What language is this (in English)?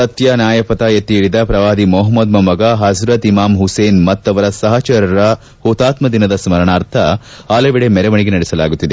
Kannada